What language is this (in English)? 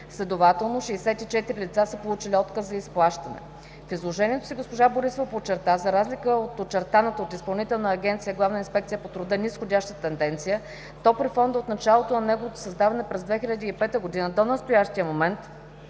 Bulgarian